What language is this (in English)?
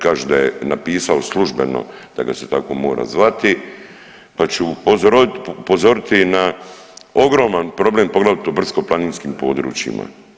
Croatian